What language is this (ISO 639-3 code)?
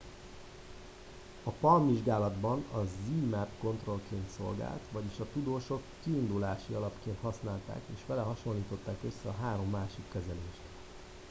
hun